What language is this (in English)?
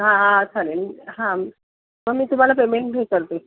Marathi